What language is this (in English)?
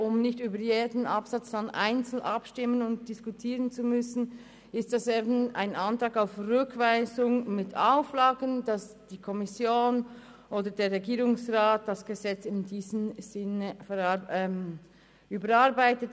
Swiss German